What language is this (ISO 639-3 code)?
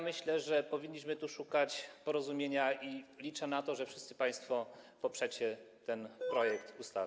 pol